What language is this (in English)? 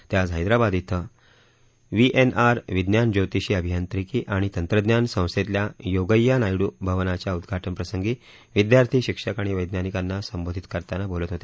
Marathi